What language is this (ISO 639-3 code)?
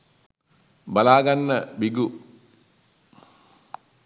sin